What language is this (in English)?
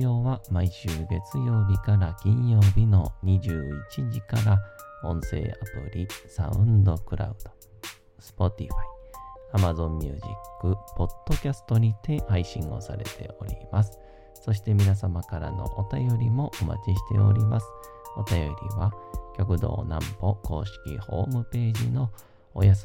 Japanese